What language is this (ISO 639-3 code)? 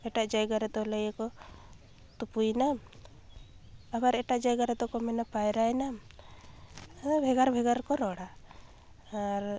sat